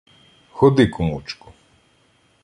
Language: Ukrainian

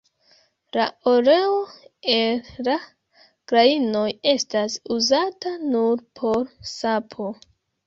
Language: Esperanto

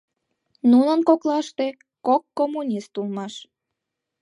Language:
Mari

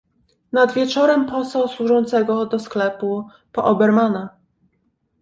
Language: Polish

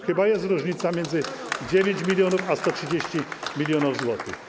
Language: Polish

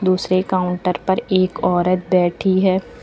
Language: Hindi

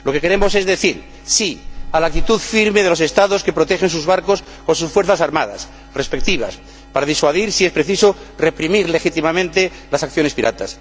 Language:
Spanish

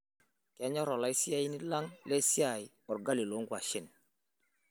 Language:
Masai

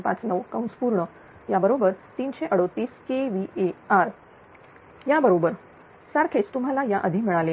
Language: Marathi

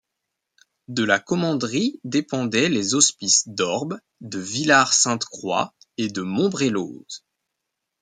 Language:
French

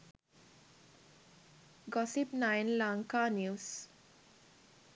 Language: Sinhala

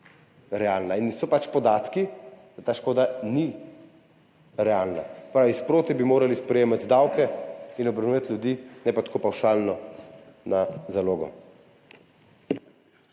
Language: Slovenian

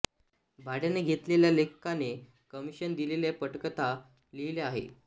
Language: Marathi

